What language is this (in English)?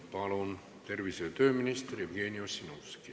Estonian